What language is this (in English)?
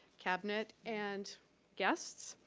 English